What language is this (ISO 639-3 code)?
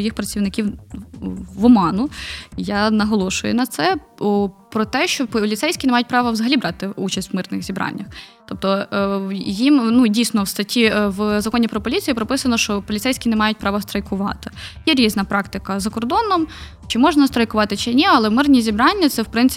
ukr